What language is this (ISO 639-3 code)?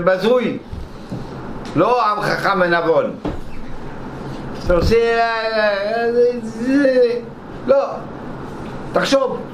heb